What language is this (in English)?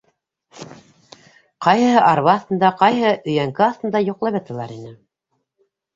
Bashkir